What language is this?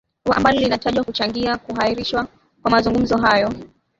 Swahili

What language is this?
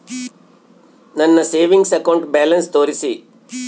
Kannada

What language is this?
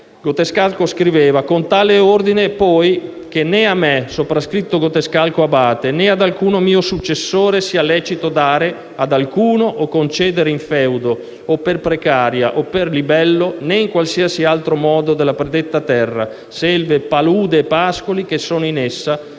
Italian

